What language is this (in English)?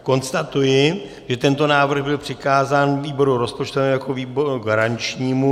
Czech